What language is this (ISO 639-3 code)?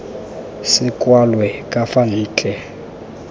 tsn